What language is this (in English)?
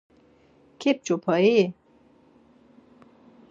Laz